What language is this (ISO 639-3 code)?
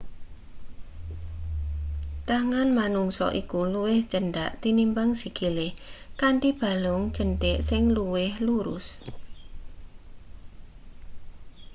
jav